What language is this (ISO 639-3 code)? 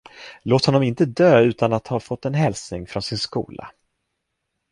swe